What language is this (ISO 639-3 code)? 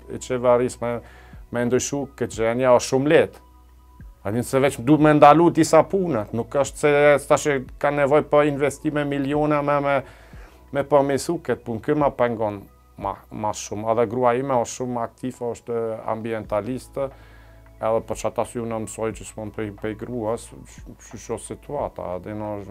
ron